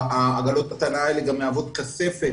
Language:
Hebrew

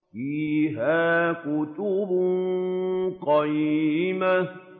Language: Arabic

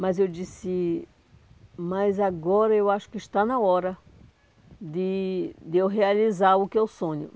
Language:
Portuguese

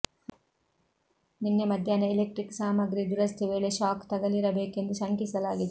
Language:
Kannada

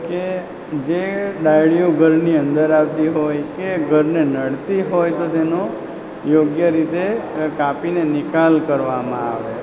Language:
Gujarati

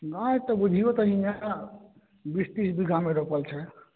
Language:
Maithili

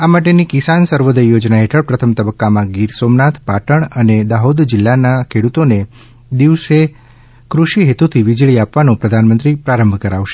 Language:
Gujarati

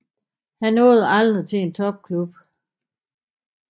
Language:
Danish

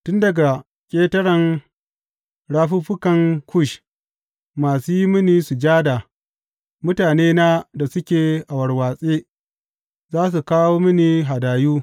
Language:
Hausa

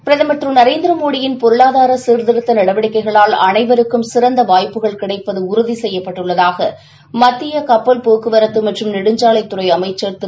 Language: Tamil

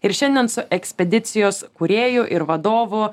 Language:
Lithuanian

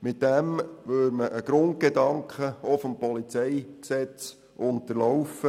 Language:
Swiss German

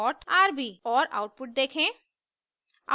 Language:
Hindi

